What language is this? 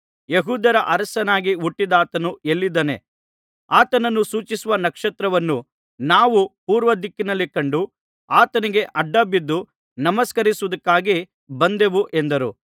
Kannada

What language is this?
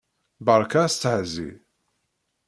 Kabyle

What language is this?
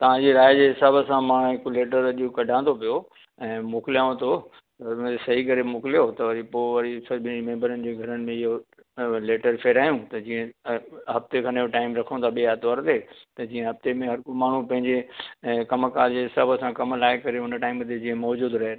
Sindhi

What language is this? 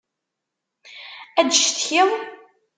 Kabyle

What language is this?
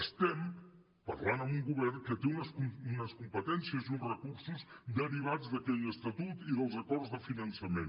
Catalan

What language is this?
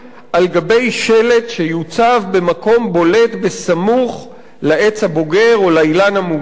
Hebrew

